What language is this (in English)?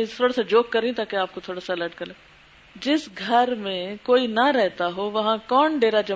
Urdu